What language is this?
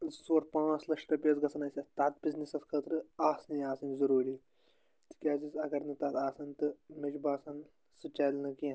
Kashmiri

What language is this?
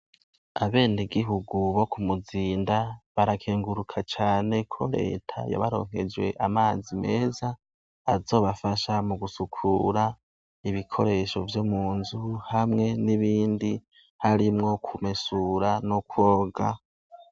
Rundi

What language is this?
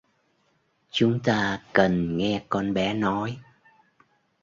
Vietnamese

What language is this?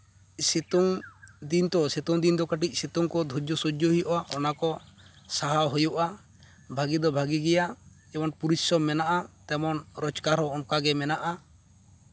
Santali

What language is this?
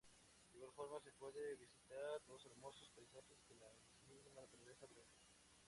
Spanish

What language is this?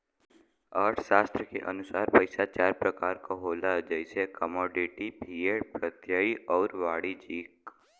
Bhojpuri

